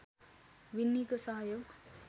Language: Nepali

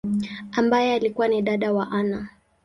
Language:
Swahili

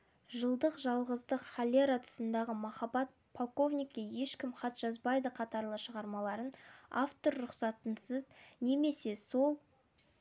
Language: Kazakh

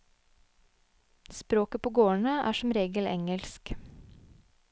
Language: Norwegian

